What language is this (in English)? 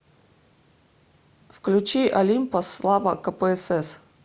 Russian